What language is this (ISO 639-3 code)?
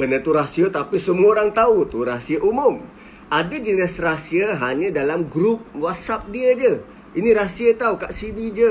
msa